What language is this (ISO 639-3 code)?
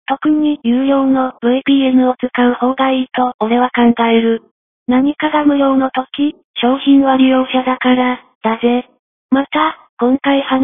jpn